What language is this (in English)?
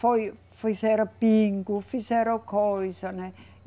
Portuguese